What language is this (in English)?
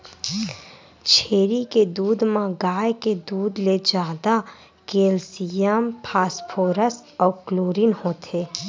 Chhattisgarhi